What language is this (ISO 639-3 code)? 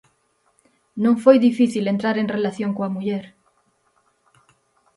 glg